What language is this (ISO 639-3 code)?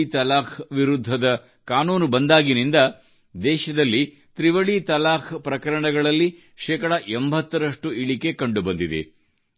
kan